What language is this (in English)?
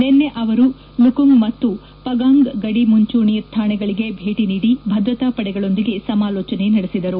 Kannada